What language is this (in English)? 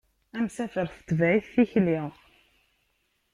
Kabyle